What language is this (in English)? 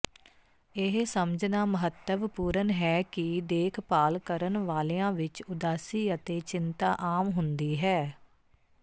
Punjabi